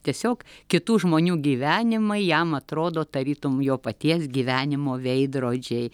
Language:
Lithuanian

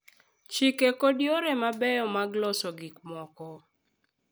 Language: Luo (Kenya and Tanzania)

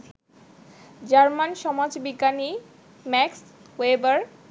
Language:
Bangla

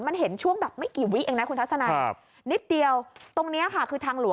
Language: Thai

